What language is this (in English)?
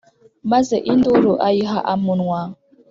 Kinyarwanda